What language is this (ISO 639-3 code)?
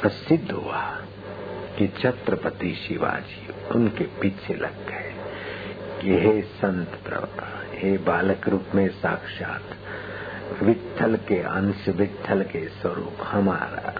hin